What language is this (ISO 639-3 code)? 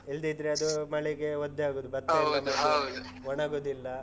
kan